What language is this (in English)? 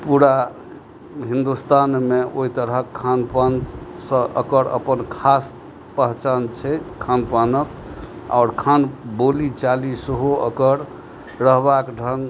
Maithili